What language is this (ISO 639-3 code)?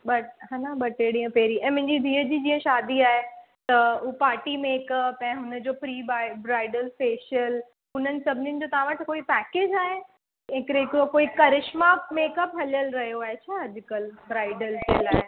snd